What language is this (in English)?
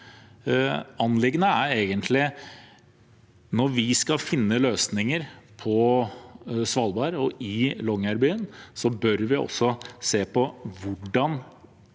Norwegian